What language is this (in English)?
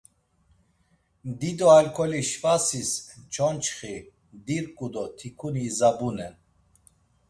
Laz